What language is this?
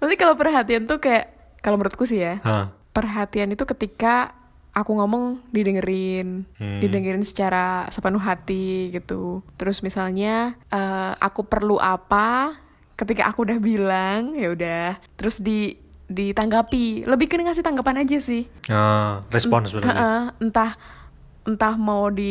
Indonesian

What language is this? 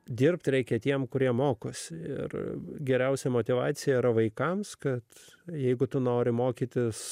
Lithuanian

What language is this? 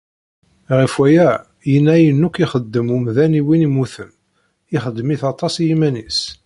Kabyle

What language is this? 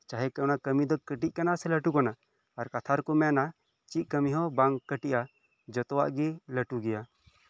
Santali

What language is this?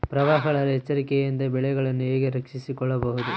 Kannada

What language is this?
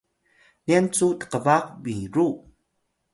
Atayal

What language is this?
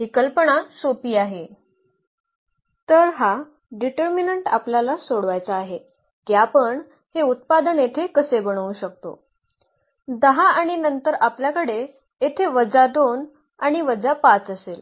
Marathi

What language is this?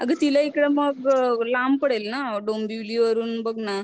Marathi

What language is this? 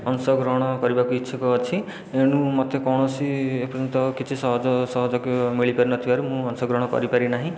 Odia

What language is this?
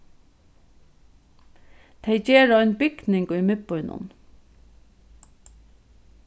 Faroese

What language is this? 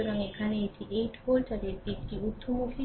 Bangla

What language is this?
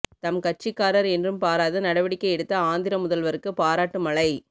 Tamil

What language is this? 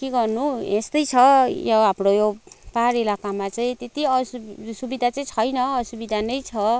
Nepali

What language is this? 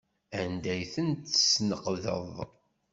Kabyle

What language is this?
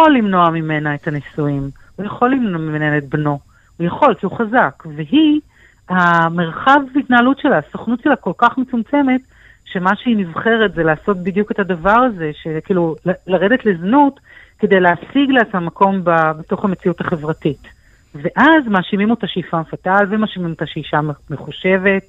Hebrew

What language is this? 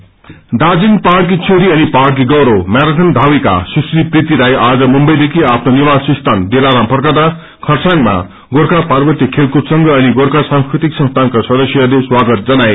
Nepali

